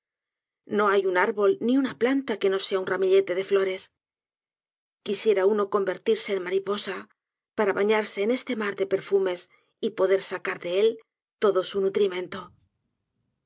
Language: Spanish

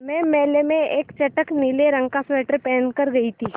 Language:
Hindi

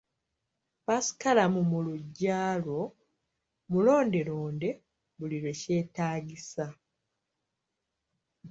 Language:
Ganda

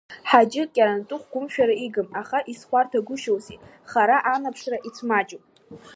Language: Abkhazian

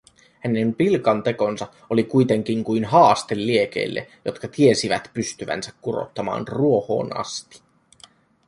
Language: Finnish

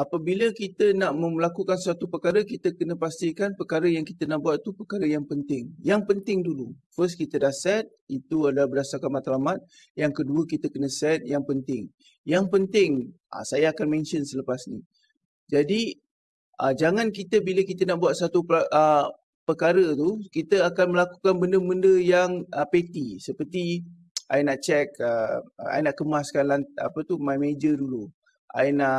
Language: Malay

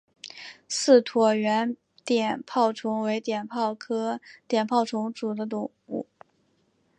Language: Chinese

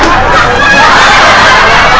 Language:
Vietnamese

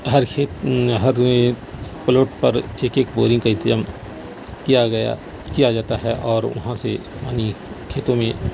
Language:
Urdu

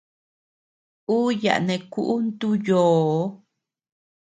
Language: Tepeuxila Cuicatec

